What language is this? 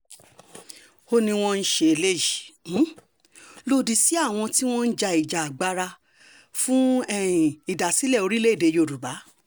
Yoruba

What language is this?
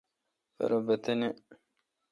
Kalkoti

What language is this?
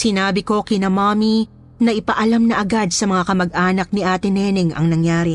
Filipino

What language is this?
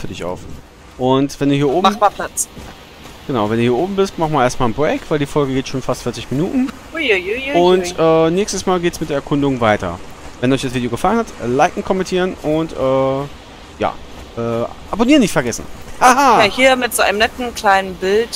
German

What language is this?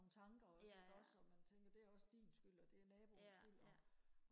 Danish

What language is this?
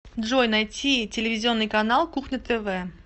Russian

